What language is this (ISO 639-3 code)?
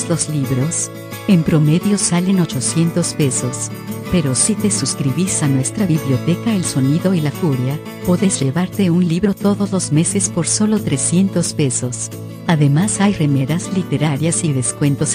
spa